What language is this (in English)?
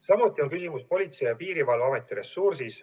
Estonian